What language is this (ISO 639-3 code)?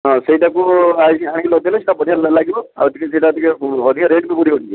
ori